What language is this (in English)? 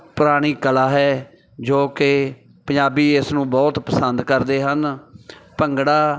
Punjabi